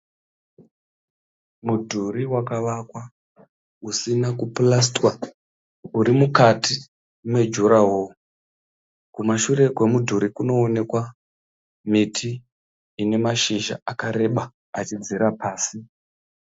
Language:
Shona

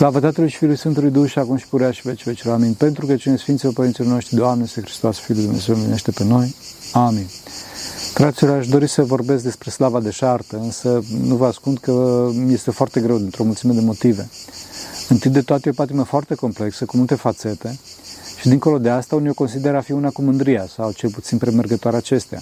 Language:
Romanian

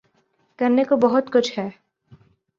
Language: Urdu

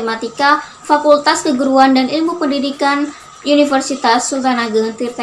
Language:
Indonesian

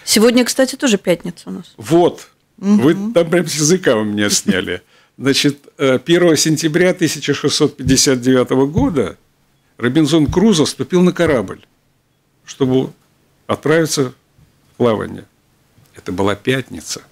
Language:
Russian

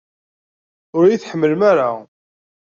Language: Kabyle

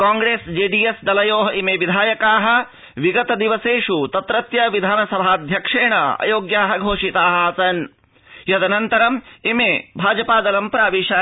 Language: Sanskrit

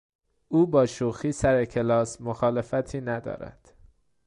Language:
Persian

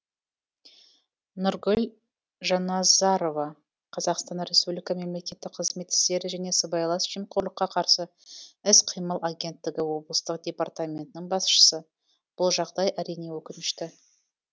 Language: Kazakh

